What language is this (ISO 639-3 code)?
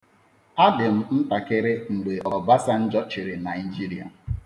ibo